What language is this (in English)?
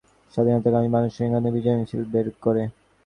Bangla